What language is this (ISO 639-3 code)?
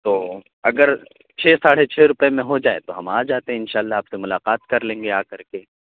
urd